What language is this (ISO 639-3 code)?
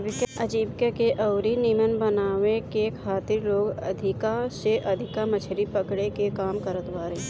bho